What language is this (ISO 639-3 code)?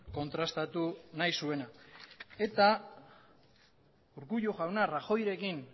eus